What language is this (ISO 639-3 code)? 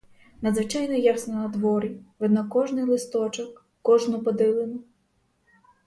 ukr